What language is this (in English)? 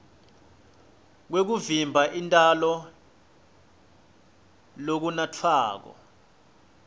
Swati